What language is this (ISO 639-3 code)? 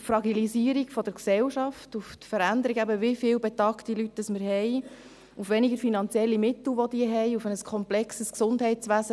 gsw